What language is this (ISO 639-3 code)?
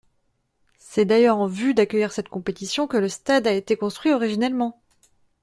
fra